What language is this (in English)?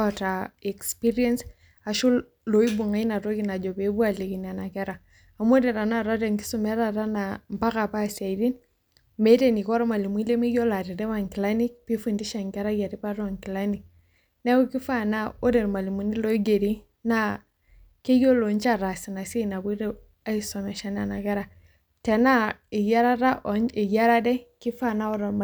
Masai